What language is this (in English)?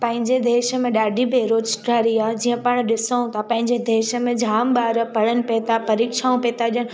Sindhi